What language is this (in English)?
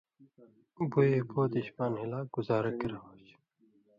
Indus Kohistani